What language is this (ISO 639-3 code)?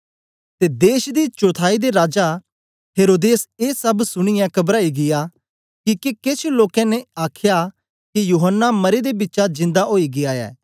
doi